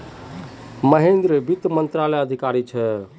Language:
Magahi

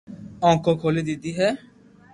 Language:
Loarki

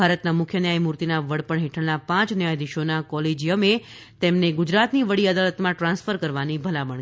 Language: Gujarati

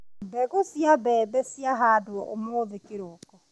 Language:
Kikuyu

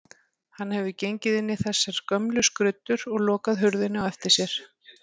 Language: Icelandic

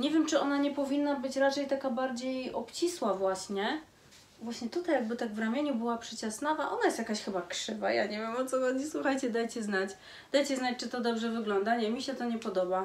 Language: Polish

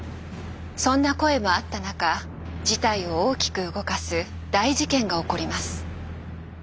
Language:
Japanese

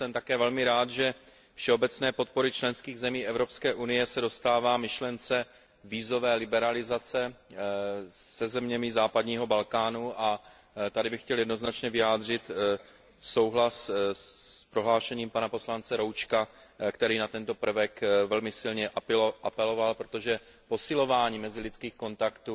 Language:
Czech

